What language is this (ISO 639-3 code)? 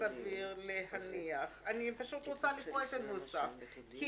heb